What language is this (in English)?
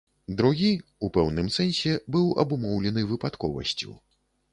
Belarusian